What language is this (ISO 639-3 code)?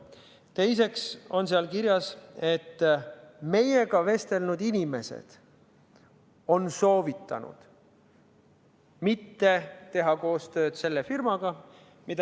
est